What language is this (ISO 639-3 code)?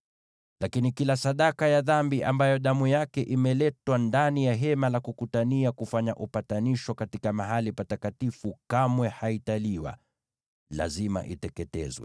swa